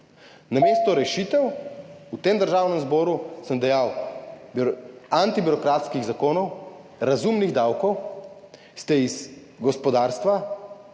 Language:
Slovenian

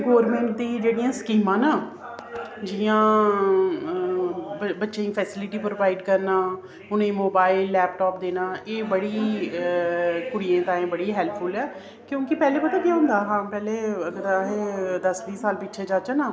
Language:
Dogri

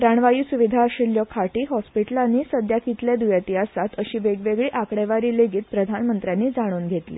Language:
Konkani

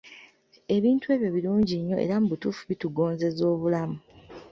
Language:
Ganda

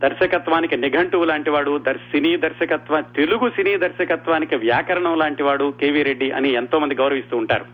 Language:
Telugu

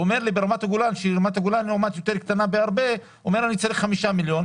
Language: Hebrew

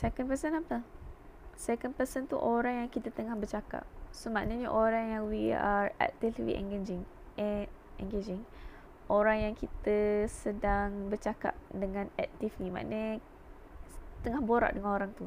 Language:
Malay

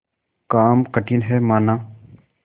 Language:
Hindi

